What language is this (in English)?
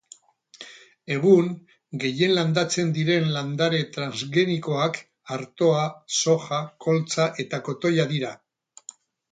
Basque